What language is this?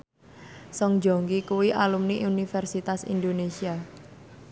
Javanese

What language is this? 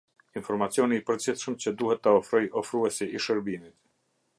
Albanian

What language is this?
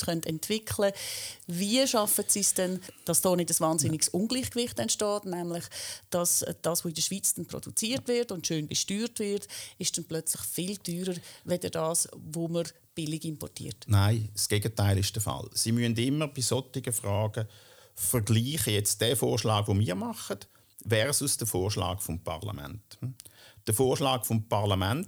German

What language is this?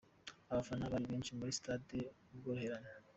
Kinyarwanda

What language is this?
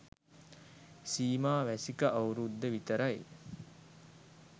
Sinhala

